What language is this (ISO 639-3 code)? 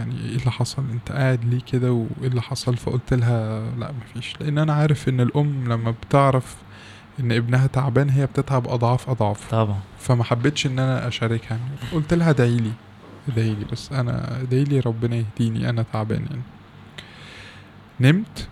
ara